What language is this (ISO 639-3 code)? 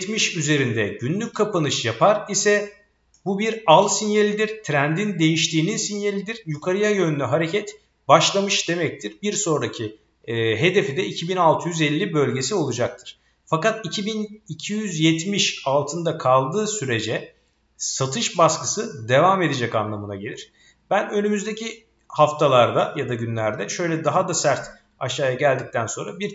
tur